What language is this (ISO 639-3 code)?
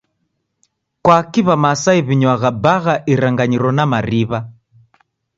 dav